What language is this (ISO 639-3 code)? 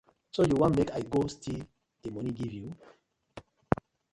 pcm